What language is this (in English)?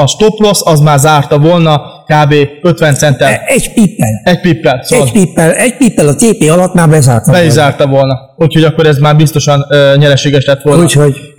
Hungarian